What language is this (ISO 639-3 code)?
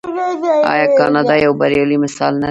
pus